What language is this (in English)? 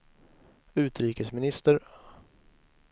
Swedish